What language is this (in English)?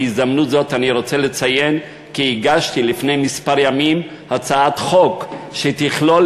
Hebrew